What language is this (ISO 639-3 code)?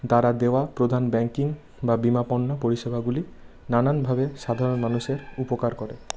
ben